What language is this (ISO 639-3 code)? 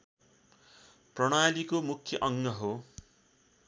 nep